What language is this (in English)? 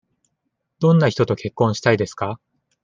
Japanese